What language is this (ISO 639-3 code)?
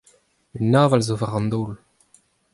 bre